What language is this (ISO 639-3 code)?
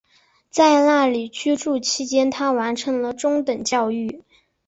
zho